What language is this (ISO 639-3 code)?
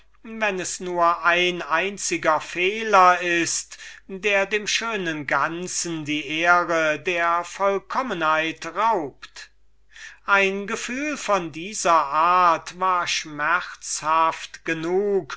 deu